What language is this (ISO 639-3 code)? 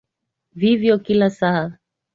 swa